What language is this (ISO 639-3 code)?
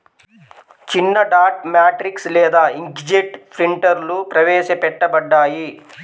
tel